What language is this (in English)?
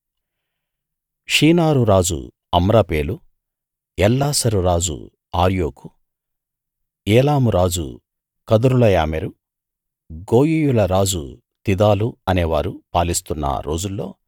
Telugu